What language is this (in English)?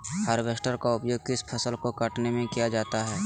Magahi